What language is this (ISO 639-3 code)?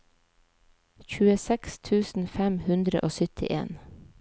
nor